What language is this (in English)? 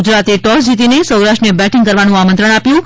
Gujarati